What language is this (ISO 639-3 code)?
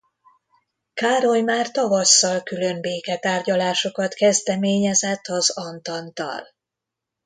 hun